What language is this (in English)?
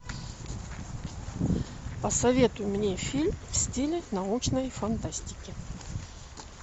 Russian